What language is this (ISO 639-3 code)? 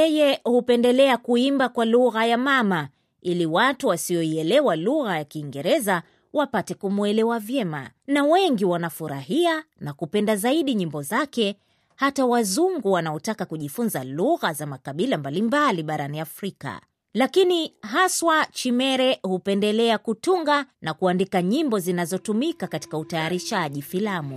swa